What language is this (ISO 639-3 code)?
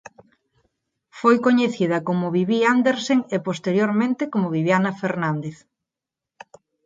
glg